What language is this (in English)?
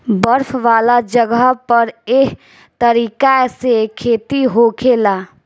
Bhojpuri